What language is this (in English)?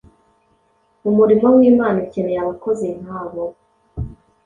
Kinyarwanda